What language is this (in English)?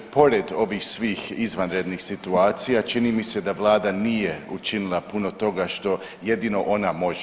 Croatian